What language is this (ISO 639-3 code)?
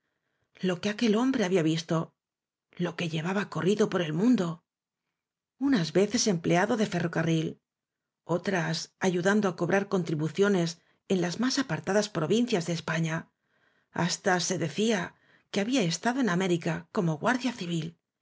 spa